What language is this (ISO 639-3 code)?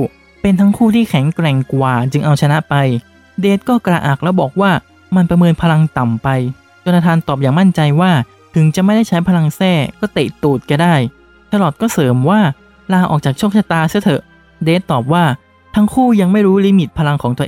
tha